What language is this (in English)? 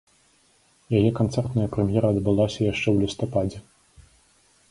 Belarusian